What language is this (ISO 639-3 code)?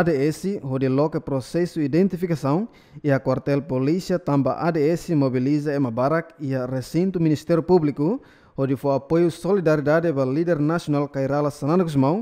nld